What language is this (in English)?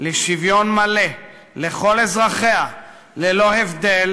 Hebrew